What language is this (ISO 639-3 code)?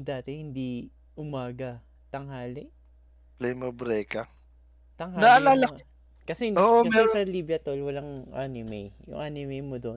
fil